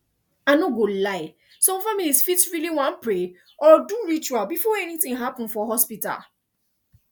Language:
Nigerian Pidgin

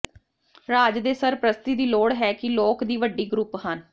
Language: Punjabi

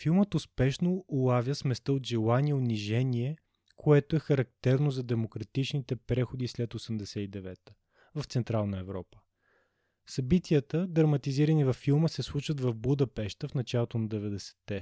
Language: Bulgarian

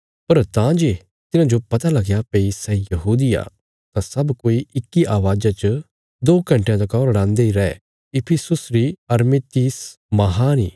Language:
Bilaspuri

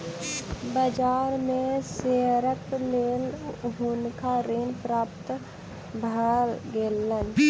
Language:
Maithili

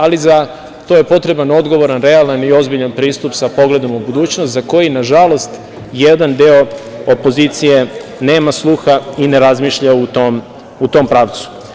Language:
Serbian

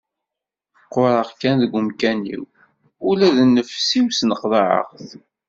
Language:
Kabyle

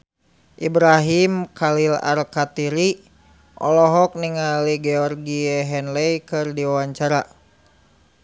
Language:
Sundanese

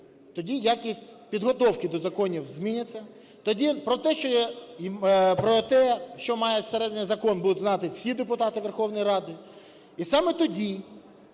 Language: Ukrainian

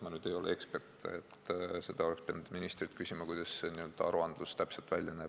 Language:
Estonian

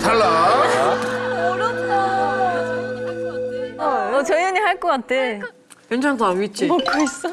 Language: Korean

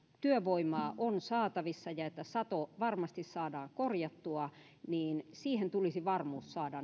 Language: Finnish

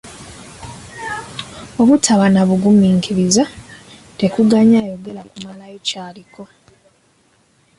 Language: Ganda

